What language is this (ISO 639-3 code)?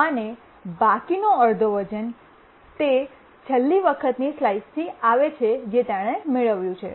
guj